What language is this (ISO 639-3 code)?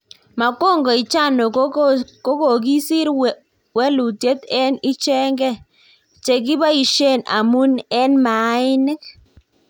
kln